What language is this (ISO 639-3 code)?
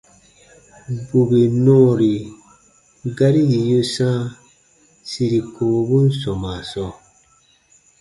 bba